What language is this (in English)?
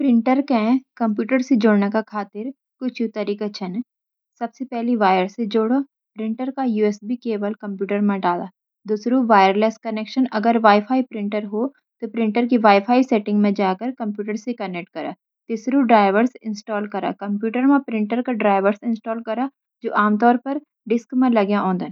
Garhwali